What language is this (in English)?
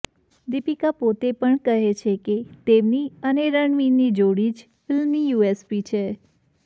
Gujarati